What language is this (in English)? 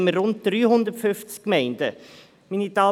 Swiss German